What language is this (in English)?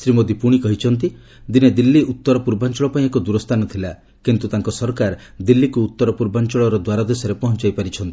Odia